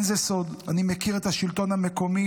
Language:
Hebrew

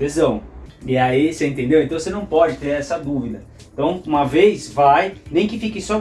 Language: Portuguese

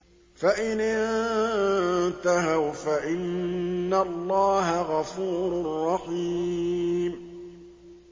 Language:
Arabic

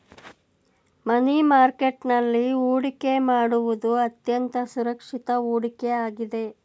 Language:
Kannada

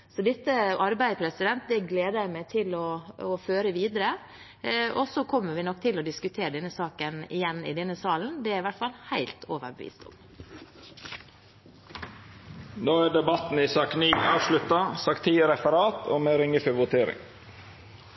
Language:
Norwegian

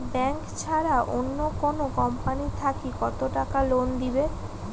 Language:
Bangla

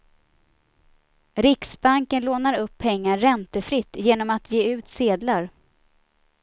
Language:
Swedish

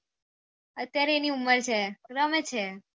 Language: Gujarati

